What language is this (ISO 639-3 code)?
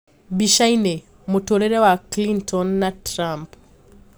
kik